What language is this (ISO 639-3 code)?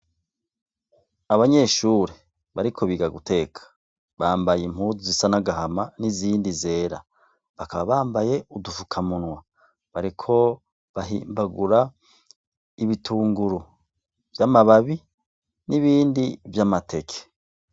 run